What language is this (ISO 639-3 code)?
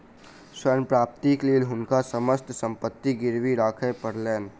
mai